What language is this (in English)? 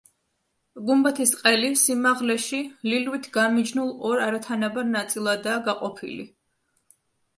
Georgian